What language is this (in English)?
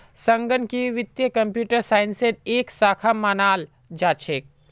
Magahi